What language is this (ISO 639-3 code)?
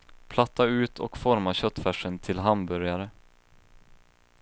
swe